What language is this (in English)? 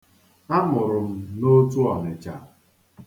Igbo